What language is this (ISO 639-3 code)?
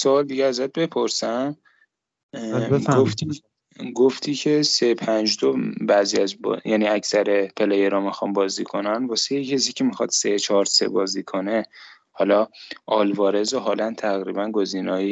fas